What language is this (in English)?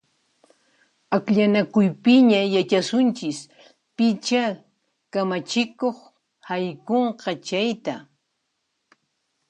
Puno Quechua